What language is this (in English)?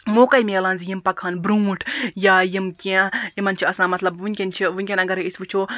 Kashmiri